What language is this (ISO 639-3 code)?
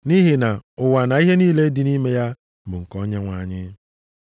ibo